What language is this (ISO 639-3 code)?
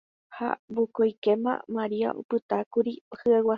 grn